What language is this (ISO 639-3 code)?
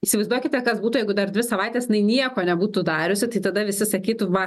lit